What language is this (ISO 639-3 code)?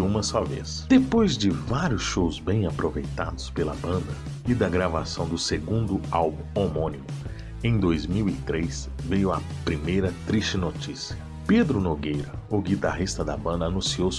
por